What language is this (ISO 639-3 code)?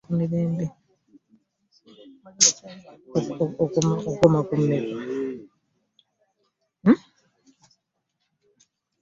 lug